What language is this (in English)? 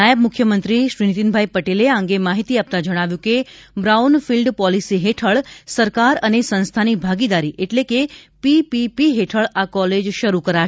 Gujarati